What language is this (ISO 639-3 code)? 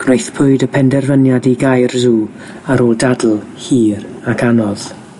cym